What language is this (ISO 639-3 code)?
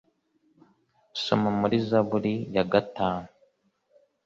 kin